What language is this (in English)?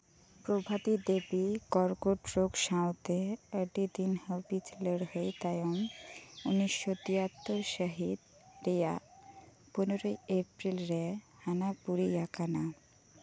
Santali